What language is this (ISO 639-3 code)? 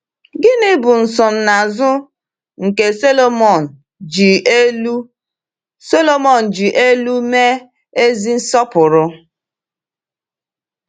ibo